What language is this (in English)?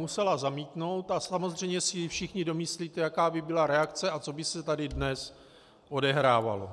Czech